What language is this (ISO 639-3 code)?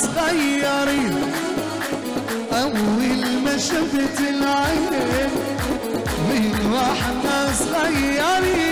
ara